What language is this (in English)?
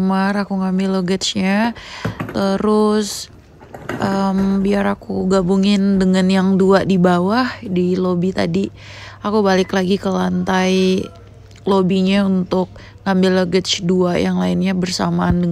Indonesian